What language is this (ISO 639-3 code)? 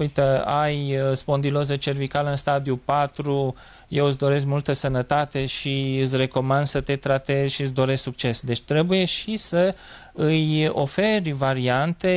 ron